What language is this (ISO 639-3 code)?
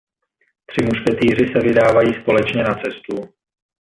ces